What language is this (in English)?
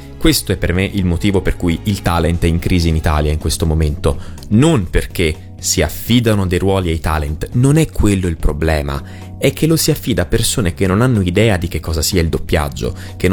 Italian